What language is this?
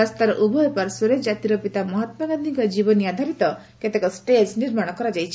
Odia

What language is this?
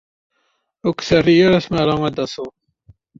Kabyle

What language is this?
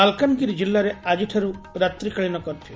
Odia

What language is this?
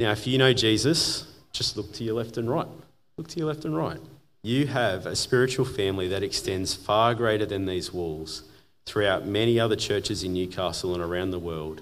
English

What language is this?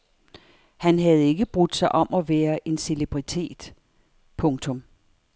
Danish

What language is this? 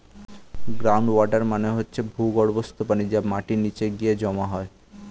Bangla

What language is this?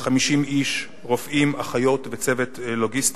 Hebrew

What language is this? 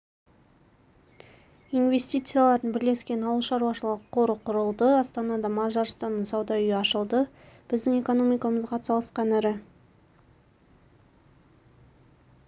Kazakh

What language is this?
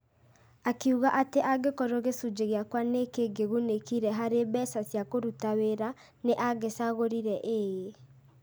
Kikuyu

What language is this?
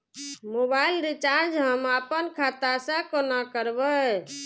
Maithili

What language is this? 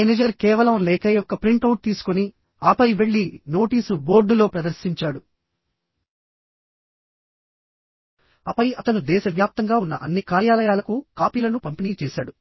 Telugu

